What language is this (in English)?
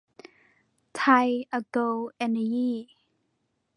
Thai